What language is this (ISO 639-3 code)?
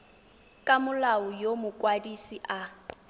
tsn